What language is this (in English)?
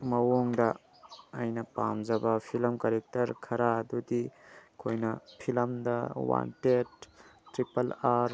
Manipuri